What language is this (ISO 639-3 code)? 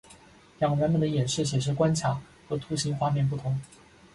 zho